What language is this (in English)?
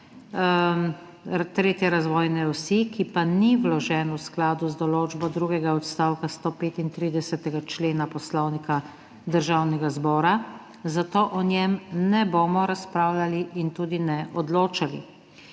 Slovenian